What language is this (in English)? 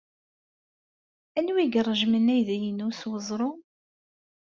Kabyle